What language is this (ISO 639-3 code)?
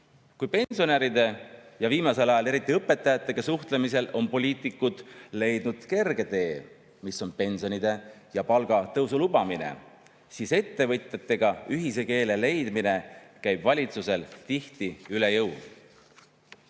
est